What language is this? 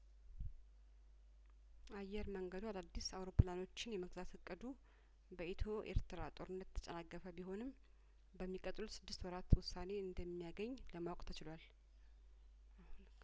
Amharic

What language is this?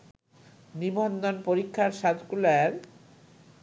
Bangla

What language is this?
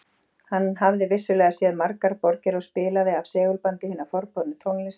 Icelandic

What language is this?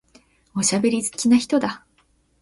Japanese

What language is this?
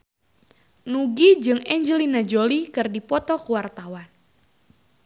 Sundanese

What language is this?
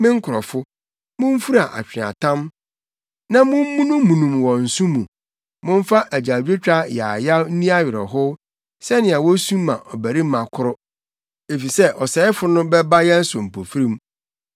Akan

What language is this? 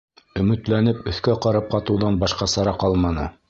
Bashkir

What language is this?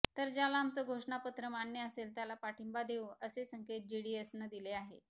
Marathi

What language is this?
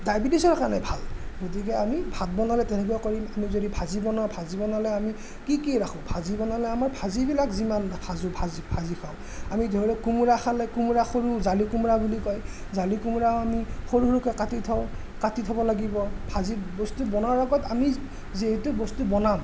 Assamese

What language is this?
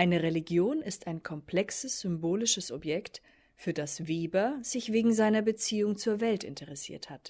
German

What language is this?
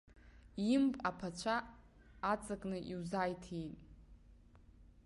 Abkhazian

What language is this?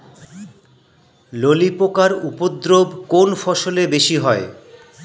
Bangla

